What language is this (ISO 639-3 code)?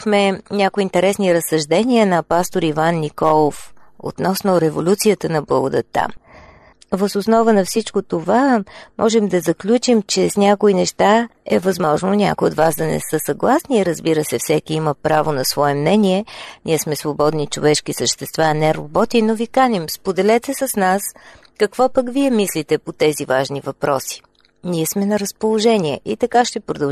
bul